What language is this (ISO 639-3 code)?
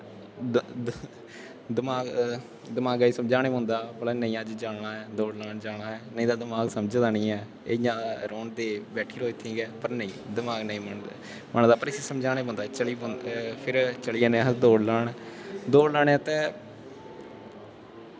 doi